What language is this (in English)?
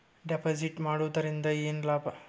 Kannada